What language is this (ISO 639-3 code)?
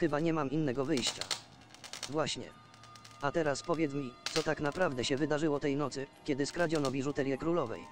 pol